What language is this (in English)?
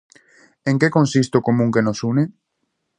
Galician